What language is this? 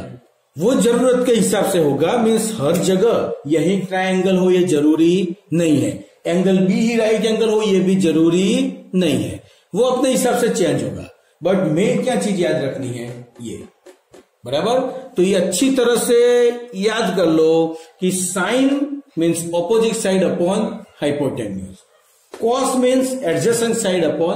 Hindi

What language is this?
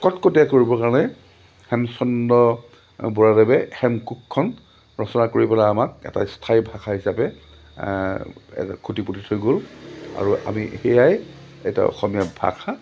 Assamese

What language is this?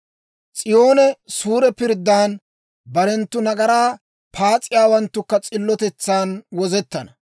Dawro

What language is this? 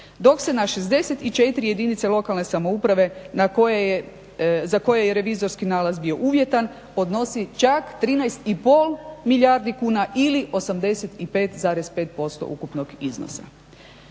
Croatian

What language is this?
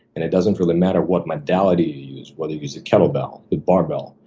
English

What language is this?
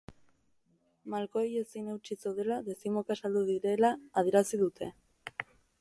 Basque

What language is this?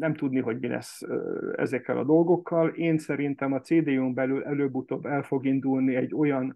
Hungarian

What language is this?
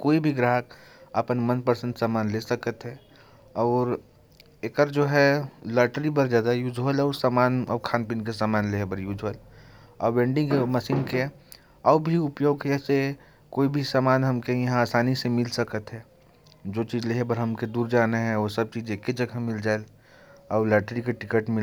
Korwa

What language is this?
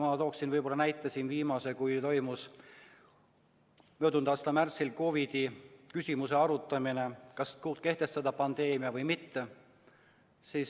Estonian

